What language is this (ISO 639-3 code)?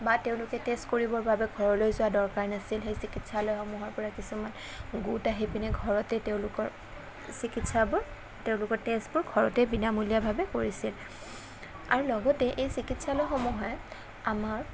asm